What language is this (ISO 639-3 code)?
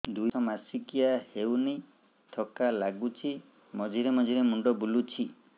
ori